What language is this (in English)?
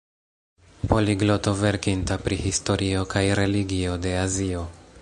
Esperanto